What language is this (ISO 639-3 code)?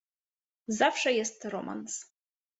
pol